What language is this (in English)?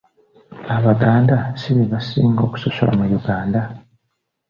Ganda